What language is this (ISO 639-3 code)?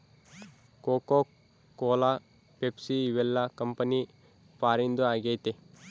kan